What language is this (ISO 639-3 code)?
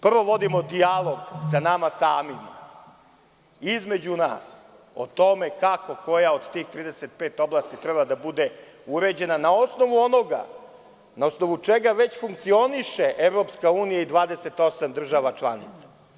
srp